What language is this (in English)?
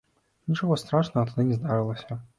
Belarusian